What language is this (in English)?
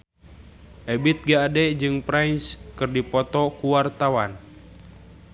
Sundanese